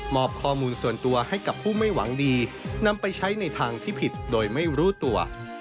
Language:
Thai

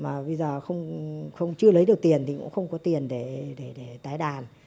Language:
Vietnamese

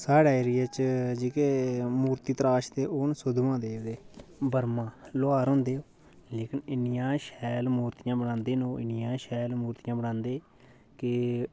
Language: Dogri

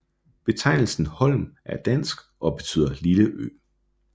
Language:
Danish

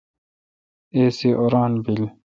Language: Kalkoti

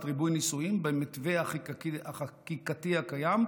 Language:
Hebrew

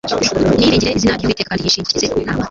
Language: Kinyarwanda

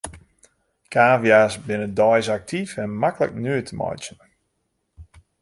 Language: Western Frisian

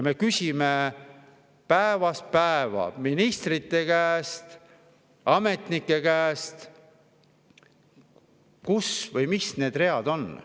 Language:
Estonian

